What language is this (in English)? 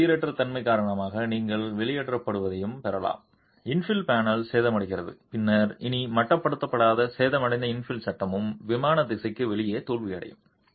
Tamil